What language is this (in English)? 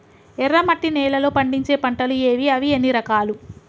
Telugu